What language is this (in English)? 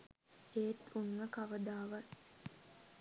Sinhala